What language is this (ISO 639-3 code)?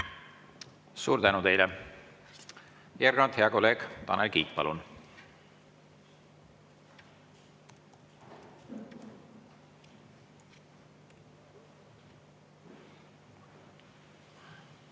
est